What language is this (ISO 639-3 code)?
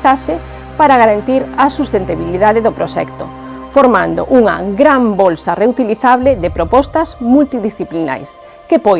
spa